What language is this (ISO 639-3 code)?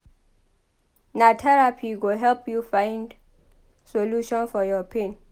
pcm